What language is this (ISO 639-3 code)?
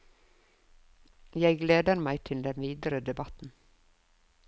nor